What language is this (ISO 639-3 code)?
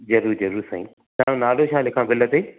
snd